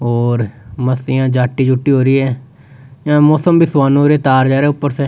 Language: Rajasthani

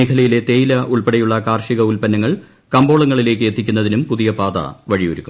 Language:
Malayalam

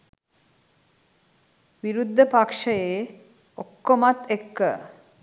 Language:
Sinhala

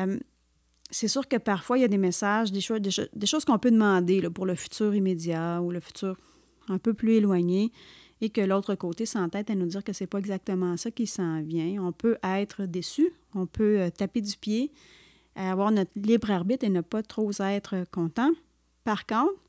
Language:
French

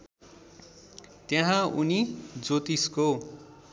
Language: Nepali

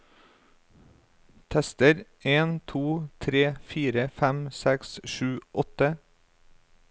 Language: Norwegian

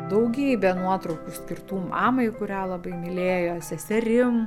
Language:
Lithuanian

